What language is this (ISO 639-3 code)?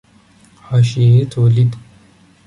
fas